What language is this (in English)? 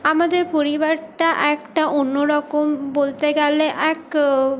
Bangla